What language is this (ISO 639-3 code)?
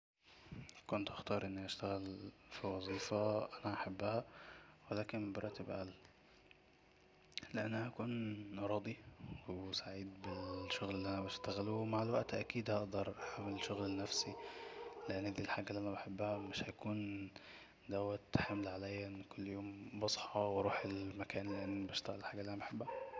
arz